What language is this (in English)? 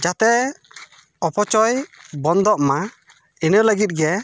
Santali